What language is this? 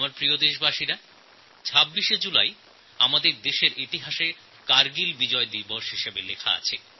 Bangla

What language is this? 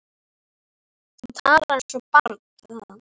Icelandic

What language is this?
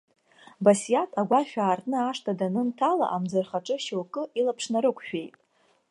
Abkhazian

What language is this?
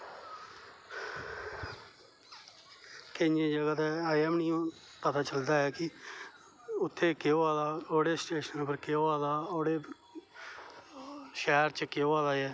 Dogri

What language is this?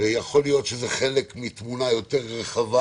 Hebrew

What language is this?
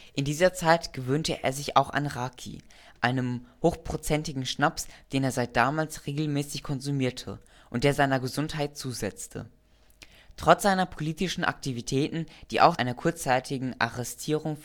German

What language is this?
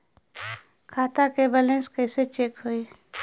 Bhojpuri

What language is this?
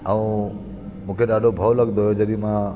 Sindhi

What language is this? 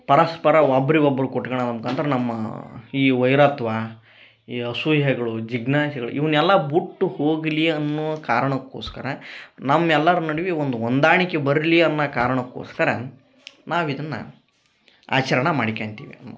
Kannada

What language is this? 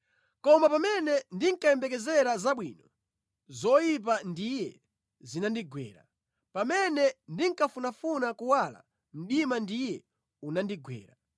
Nyanja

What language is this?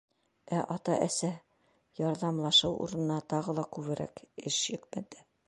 Bashkir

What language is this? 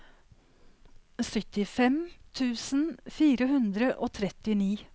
Norwegian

